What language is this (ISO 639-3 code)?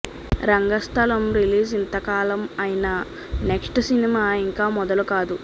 tel